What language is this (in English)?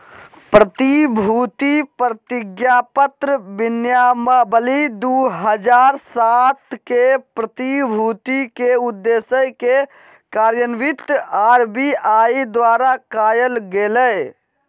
Magahi